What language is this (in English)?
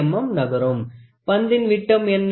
Tamil